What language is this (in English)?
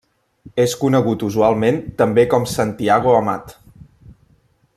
Catalan